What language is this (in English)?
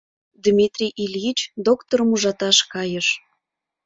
Mari